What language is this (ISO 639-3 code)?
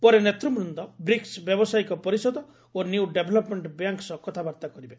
ori